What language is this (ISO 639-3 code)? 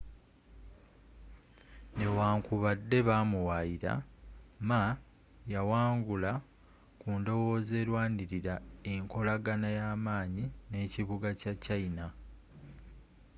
lug